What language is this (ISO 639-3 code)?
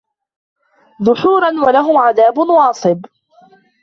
ara